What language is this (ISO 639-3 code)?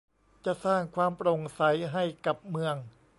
tha